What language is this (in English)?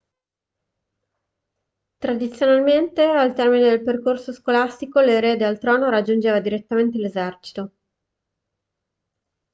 Italian